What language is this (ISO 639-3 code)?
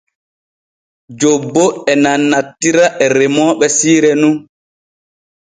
fue